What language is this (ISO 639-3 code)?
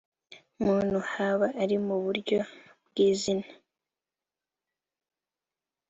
kin